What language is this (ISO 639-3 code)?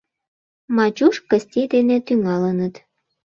chm